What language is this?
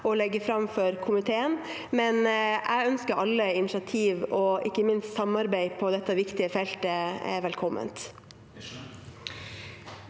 Norwegian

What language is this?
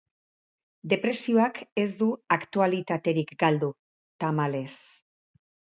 Basque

